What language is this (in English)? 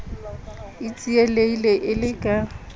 Southern Sotho